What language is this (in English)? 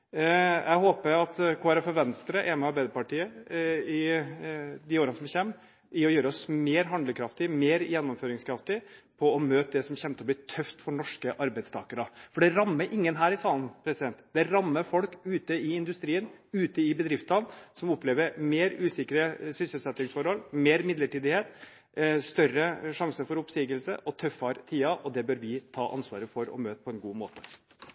Norwegian Bokmål